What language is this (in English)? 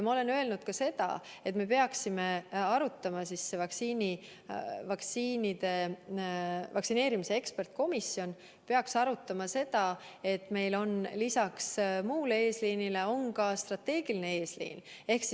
Estonian